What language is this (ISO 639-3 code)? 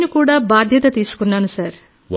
tel